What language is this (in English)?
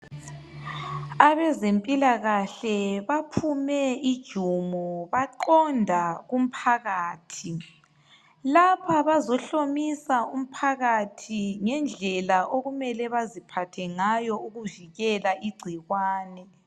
North Ndebele